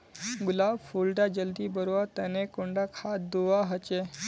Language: Magahi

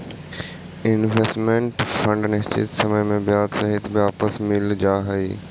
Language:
Magahi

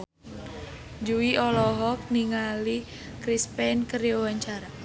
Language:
Sundanese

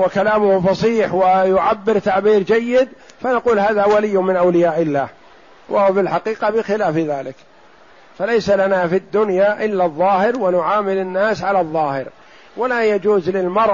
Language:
Arabic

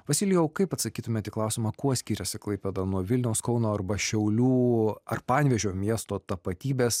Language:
Lithuanian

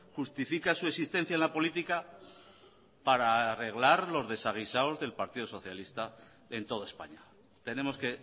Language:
Spanish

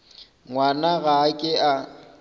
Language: Northern Sotho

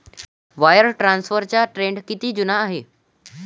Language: Marathi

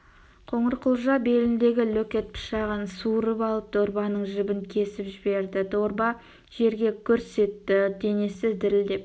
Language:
Kazakh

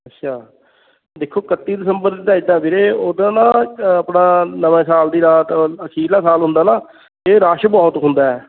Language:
Punjabi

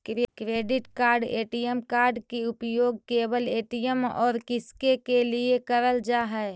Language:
Magahi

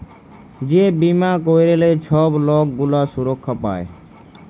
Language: Bangla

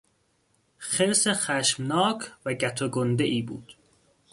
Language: Persian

